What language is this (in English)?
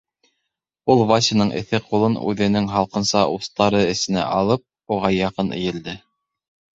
Bashkir